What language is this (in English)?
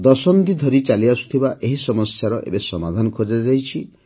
Odia